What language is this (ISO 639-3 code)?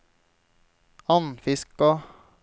nor